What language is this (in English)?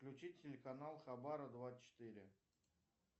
Russian